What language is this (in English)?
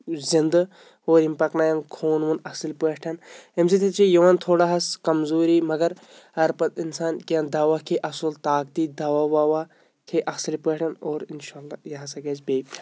Kashmiri